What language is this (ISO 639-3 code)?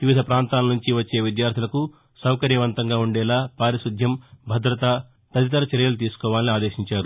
tel